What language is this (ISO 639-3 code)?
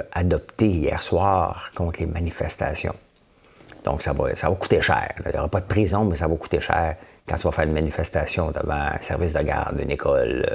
fra